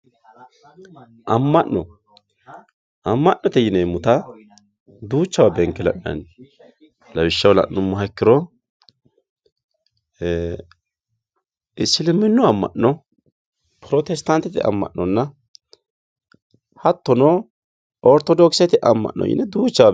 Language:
Sidamo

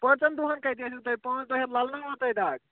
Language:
Kashmiri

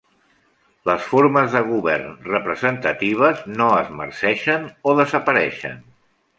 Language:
Catalan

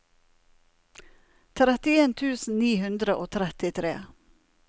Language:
Norwegian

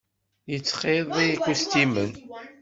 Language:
Kabyle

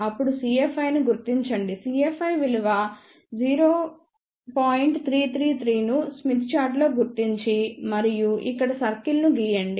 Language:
Telugu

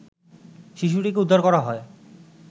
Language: Bangla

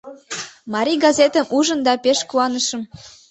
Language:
Mari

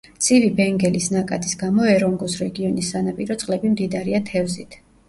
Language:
Georgian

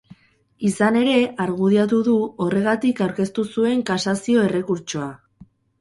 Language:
Basque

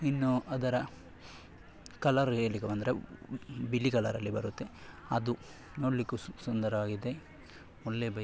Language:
Kannada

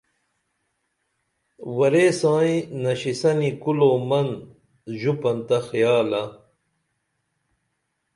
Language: Dameli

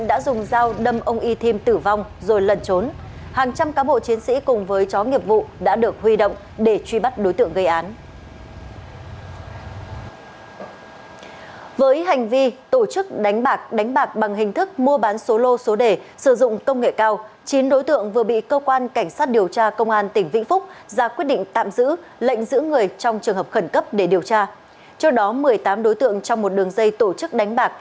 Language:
Vietnamese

